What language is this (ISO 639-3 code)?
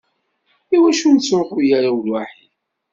kab